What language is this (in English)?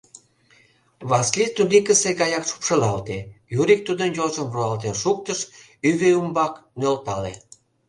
Mari